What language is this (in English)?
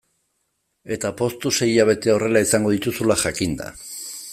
Basque